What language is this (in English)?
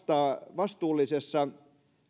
Finnish